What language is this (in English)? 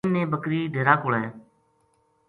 Gujari